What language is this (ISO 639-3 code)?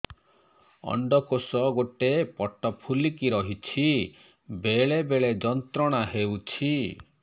ori